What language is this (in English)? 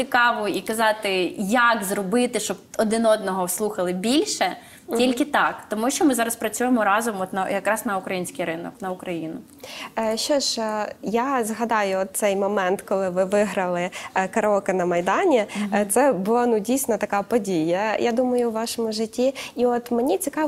Ukrainian